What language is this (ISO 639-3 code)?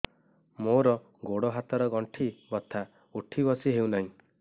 ori